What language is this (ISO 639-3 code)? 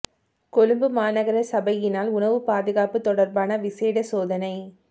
tam